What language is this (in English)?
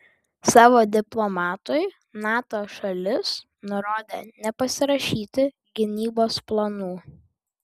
Lithuanian